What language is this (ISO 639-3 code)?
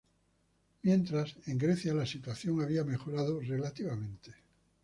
spa